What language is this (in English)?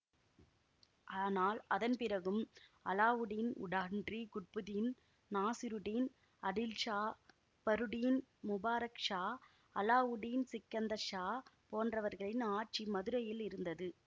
Tamil